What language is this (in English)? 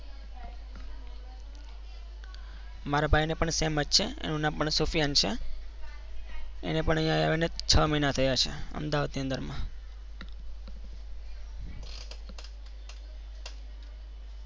Gujarati